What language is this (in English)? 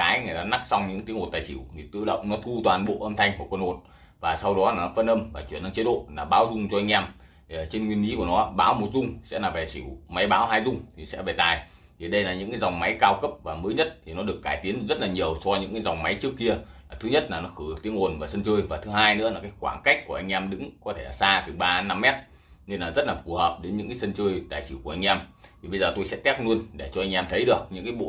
Vietnamese